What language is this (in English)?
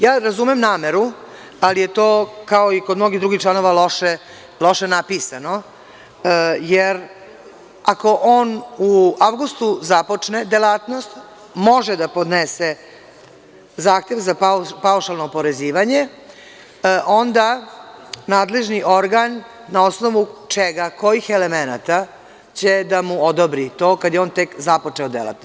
Serbian